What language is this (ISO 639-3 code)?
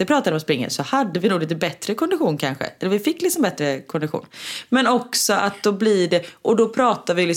swe